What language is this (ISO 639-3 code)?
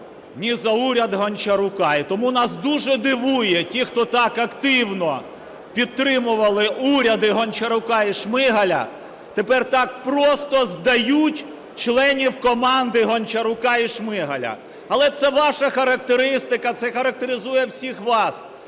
ukr